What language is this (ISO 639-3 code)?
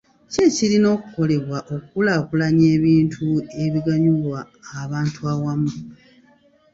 lug